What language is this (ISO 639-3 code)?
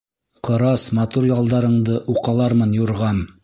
bak